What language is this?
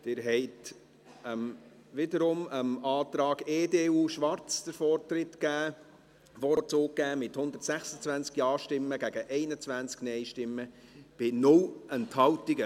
Swiss German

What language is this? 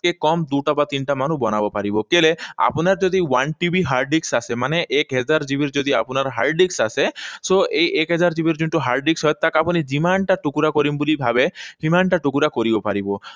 Assamese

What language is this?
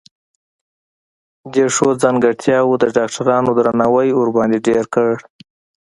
Pashto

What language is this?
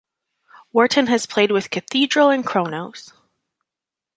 English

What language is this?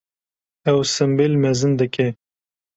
Kurdish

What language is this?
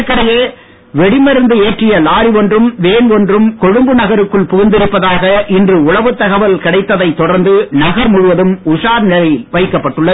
Tamil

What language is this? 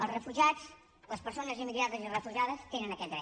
Catalan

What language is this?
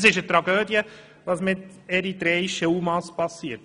Swiss German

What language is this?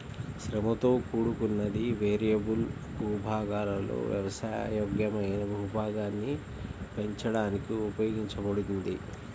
Telugu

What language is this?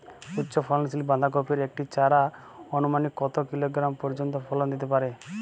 Bangla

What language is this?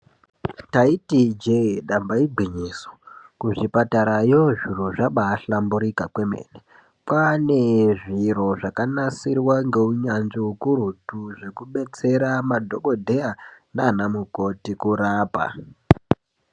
Ndau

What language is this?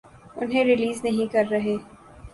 Urdu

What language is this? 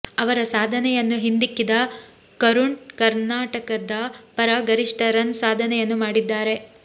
Kannada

